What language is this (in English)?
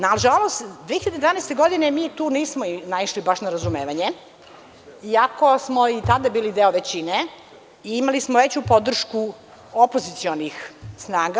Serbian